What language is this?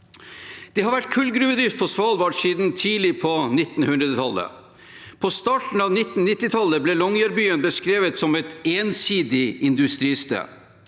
Norwegian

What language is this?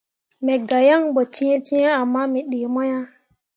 Mundang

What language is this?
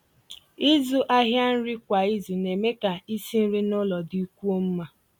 Igbo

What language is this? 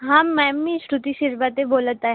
Marathi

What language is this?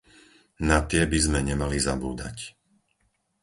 Slovak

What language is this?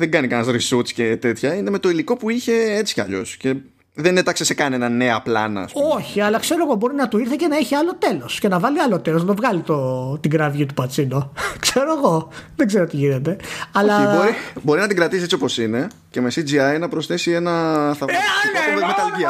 Greek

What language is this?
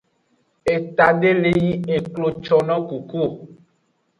Aja (Benin)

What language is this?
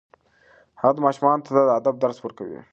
Pashto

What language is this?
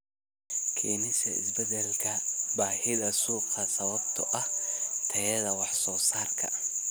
Somali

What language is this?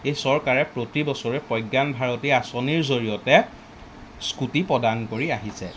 Assamese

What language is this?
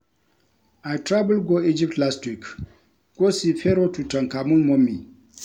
Nigerian Pidgin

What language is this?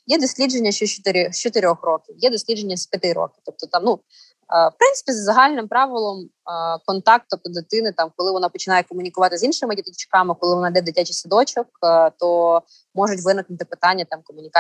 Ukrainian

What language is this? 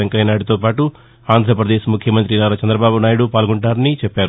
Telugu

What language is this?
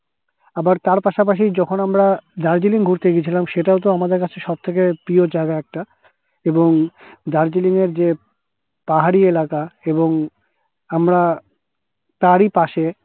Bangla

